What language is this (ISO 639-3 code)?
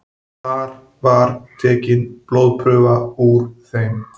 isl